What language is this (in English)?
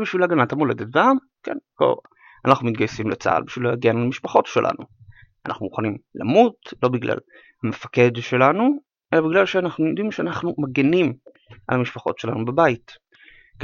Hebrew